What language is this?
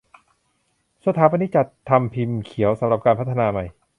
Thai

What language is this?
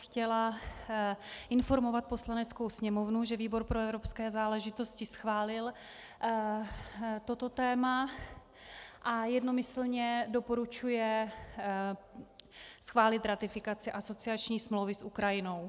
Czech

